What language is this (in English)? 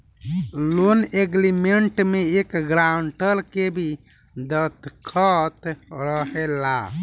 Bhojpuri